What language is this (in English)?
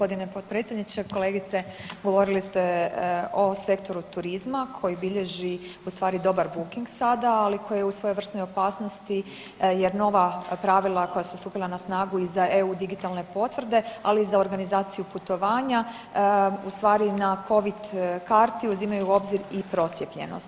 Croatian